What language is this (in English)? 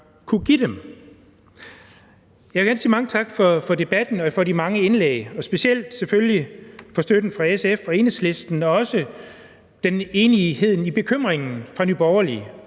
Danish